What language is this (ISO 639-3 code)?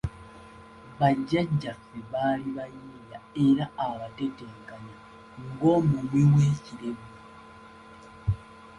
lug